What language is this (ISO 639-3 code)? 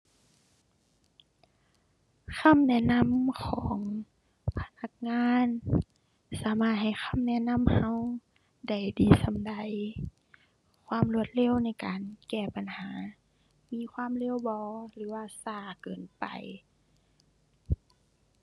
tha